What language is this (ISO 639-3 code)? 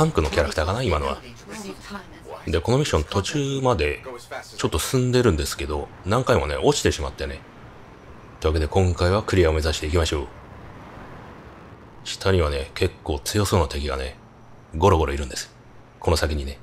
jpn